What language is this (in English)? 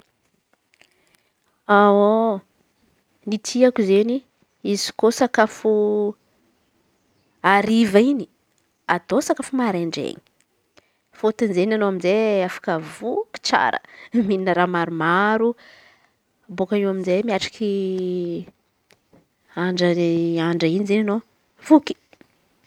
Antankarana Malagasy